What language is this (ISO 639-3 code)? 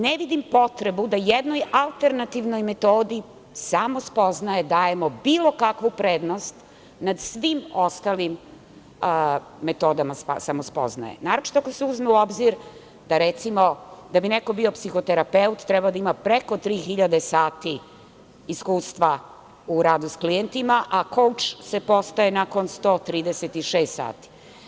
srp